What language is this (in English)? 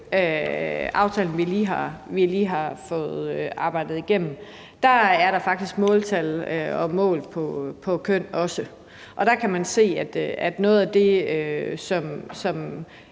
Danish